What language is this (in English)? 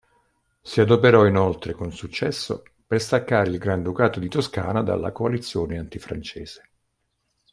Italian